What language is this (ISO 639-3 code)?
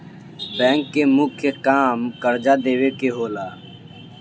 bho